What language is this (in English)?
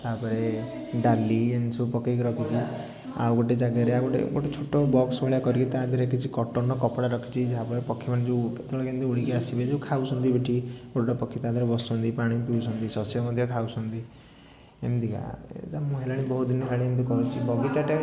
Odia